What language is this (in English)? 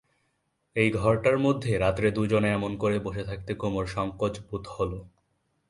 Bangla